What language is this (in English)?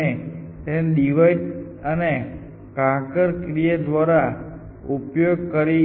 Gujarati